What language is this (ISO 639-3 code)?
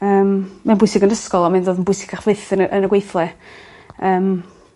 cym